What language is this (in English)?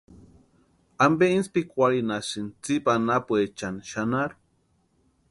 Western Highland Purepecha